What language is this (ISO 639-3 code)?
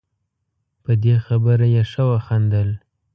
pus